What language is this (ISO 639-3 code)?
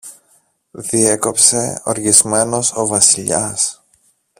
ell